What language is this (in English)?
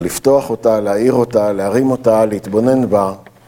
Hebrew